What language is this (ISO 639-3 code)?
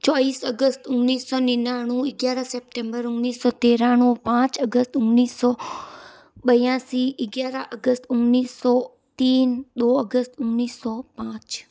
hin